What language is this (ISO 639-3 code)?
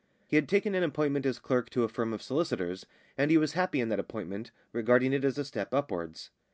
eng